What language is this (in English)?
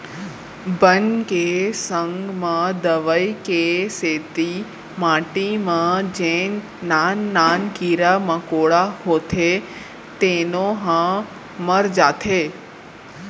Chhattisgarhi